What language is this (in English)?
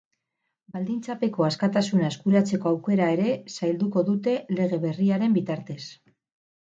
Basque